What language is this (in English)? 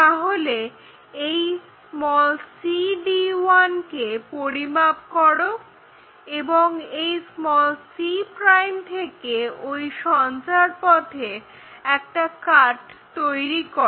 Bangla